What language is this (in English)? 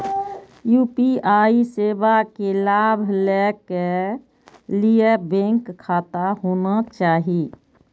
Maithili